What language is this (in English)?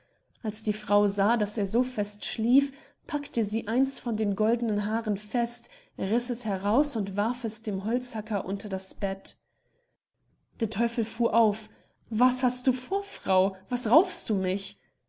German